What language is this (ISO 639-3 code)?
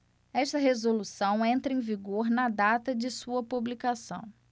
por